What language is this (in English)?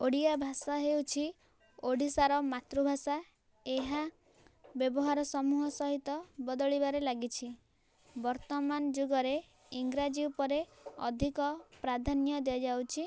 Odia